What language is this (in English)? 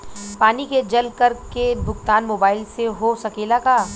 Bhojpuri